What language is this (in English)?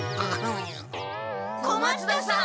Japanese